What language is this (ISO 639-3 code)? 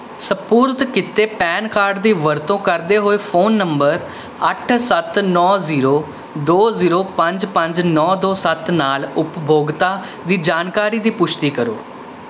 pan